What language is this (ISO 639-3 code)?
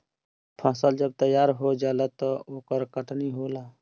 bho